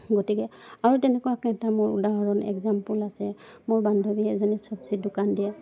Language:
Assamese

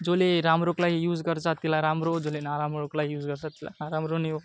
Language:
Nepali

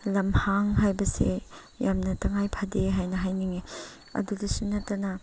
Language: Manipuri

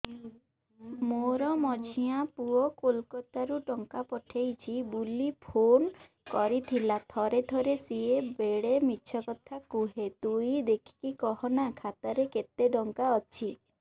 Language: Odia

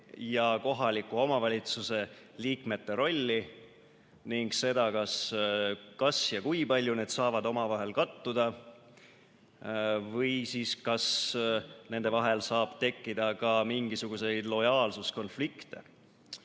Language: Estonian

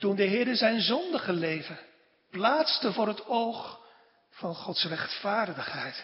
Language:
Dutch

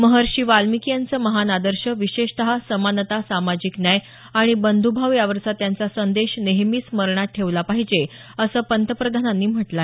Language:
Marathi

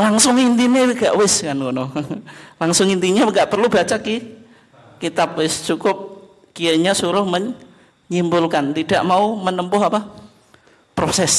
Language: Indonesian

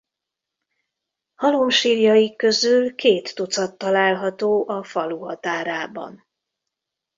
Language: Hungarian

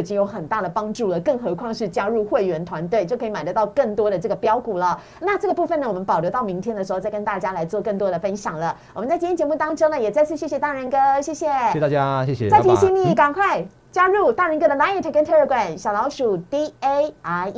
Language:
Chinese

